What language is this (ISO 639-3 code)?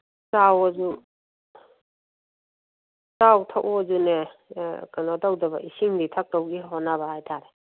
mni